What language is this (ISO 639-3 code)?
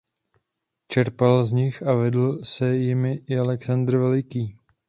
ces